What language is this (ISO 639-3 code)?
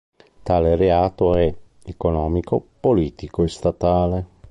ita